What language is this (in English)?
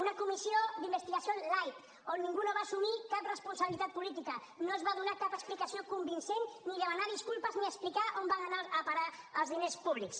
Catalan